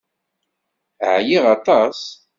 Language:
Kabyle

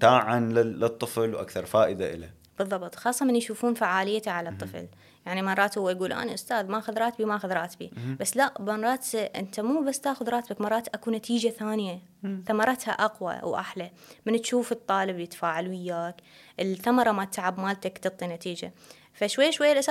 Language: Arabic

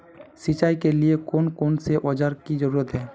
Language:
Magahi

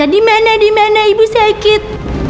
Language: Indonesian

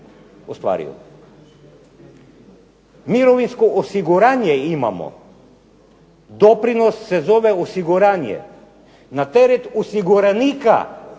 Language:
Croatian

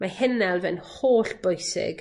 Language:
Welsh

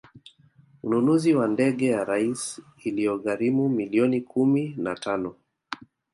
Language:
Swahili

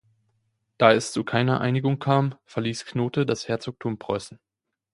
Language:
German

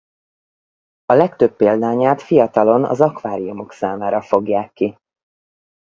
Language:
Hungarian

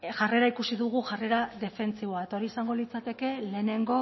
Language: Basque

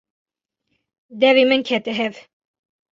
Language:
Kurdish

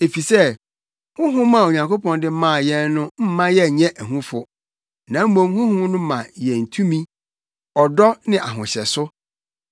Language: Akan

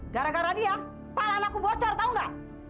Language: Indonesian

